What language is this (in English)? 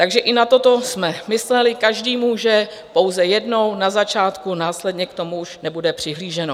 Czech